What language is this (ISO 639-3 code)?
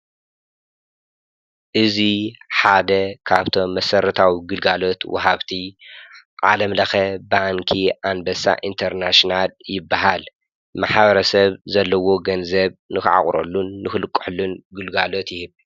tir